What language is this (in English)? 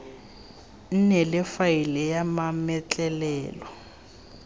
Tswana